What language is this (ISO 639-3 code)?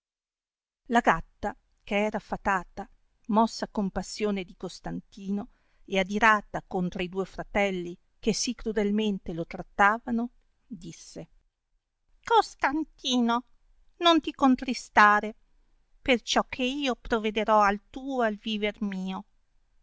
ita